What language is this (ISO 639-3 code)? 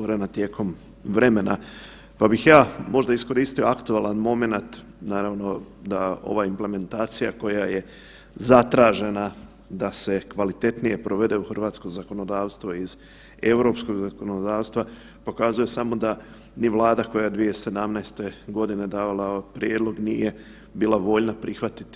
hrv